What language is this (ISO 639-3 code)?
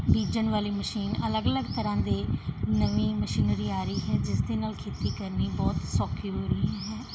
pan